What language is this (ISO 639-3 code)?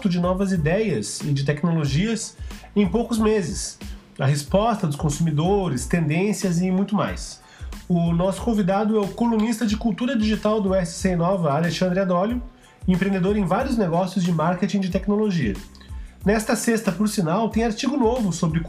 por